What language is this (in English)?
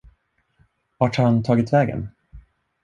Swedish